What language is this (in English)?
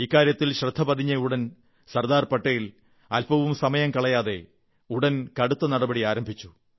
Malayalam